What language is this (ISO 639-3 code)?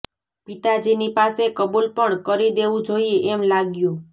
guj